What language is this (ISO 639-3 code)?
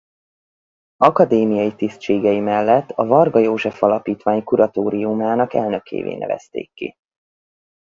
hun